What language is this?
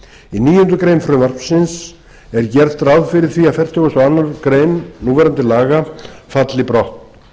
Icelandic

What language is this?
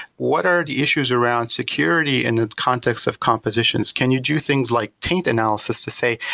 English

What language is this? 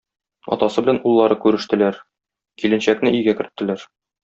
Tatar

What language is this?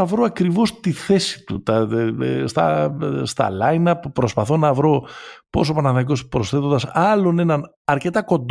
Greek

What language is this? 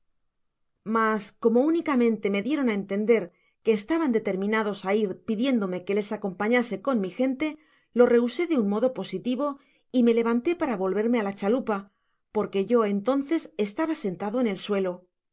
Spanish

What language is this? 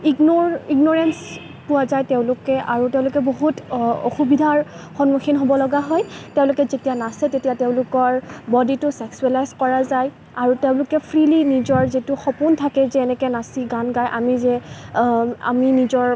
Assamese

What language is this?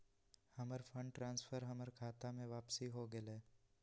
Magahi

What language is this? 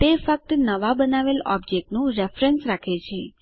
Gujarati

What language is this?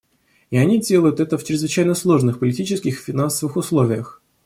Russian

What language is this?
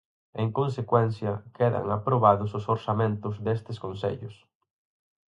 Galician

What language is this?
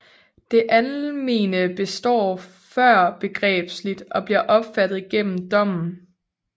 Danish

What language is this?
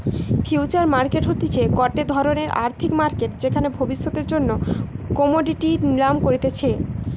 Bangla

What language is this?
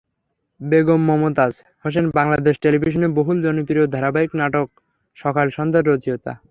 Bangla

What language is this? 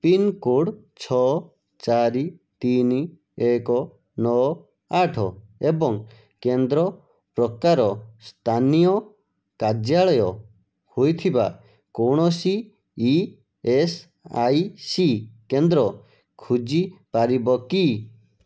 Odia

